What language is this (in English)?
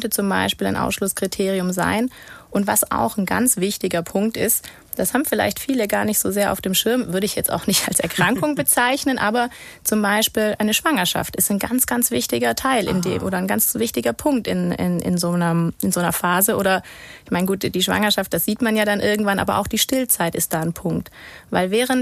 German